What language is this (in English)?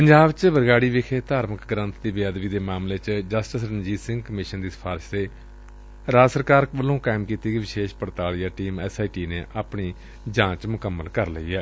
Punjabi